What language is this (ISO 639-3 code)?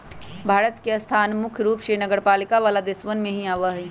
mag